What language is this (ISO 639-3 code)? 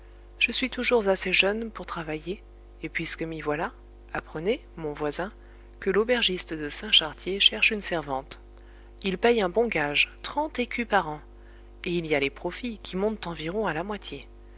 fra